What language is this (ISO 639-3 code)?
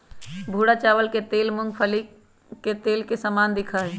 mag